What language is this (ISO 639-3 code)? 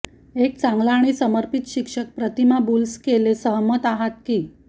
mar